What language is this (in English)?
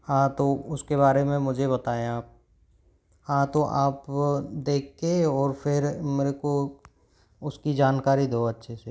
Hindi